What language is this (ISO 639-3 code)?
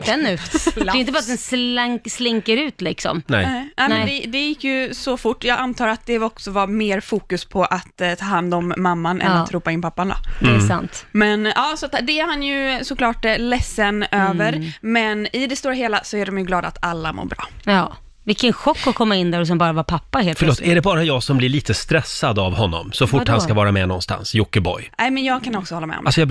swe